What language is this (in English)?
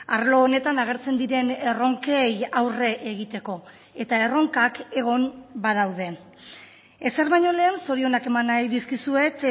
Basque